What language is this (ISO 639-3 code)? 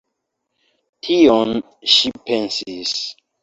epo